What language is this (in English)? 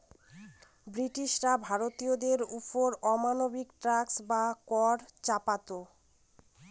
Bangla